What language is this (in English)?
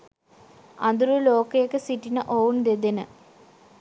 Sinhala